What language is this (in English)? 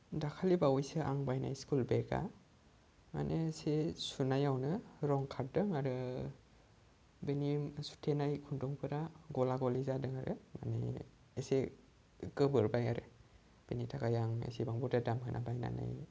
Bodo